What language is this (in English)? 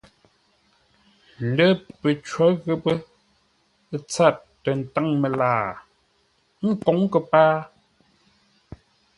Ngombale